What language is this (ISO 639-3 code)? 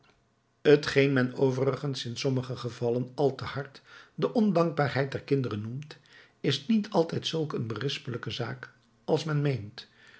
nld